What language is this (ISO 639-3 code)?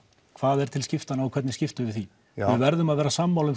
isl